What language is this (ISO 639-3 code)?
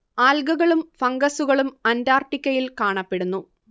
mal